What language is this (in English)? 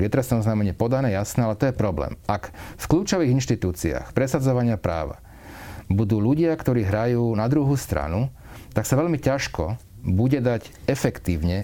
Slovak